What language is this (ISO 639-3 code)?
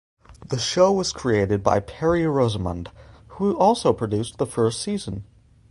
eng